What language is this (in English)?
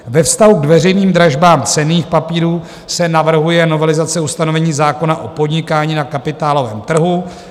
Czech